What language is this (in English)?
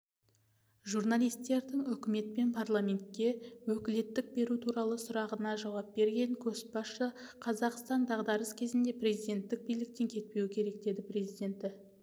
Kazakh